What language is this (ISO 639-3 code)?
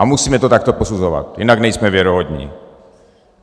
ces